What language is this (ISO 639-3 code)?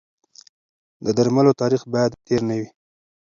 pus